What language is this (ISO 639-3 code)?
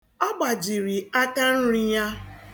ibo